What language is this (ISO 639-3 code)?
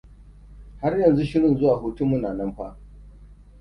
hau